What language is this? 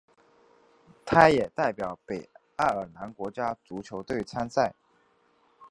Chinese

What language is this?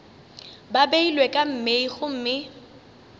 Northern Sotho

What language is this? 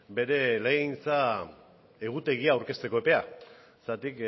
Basque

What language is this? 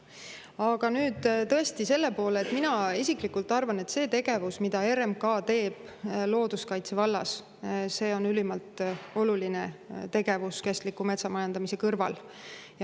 Estonian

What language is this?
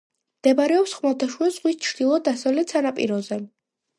Georgian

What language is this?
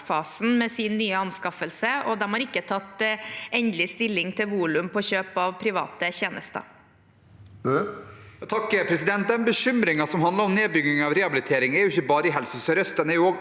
Norwegian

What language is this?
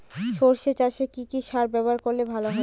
Bangla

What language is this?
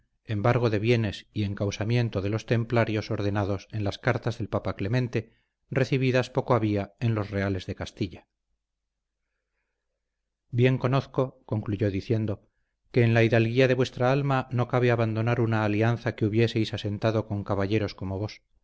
Spanish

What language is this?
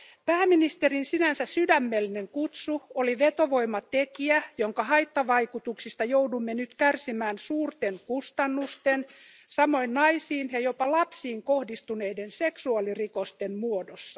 Finnish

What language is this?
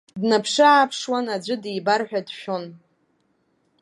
Abkhazian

